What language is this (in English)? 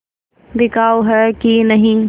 Hindi